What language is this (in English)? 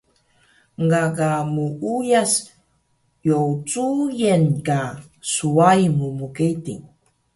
Taroko